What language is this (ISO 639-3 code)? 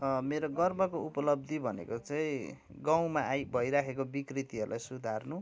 nep